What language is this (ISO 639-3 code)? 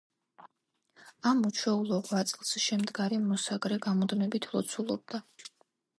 kat